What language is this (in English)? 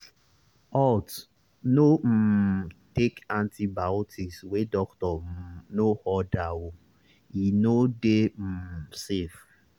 Nigerian Pidgin